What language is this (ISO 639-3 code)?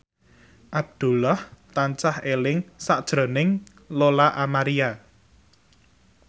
jav